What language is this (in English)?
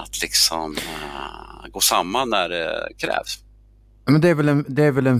Swedish